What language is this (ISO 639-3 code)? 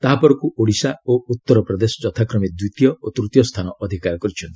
ori